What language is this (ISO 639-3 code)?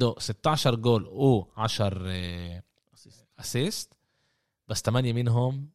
ara